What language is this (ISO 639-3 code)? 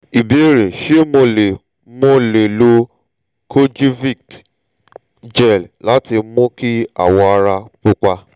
yor